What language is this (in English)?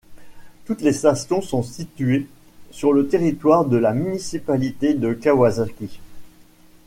French